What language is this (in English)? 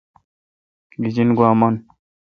Kalkoti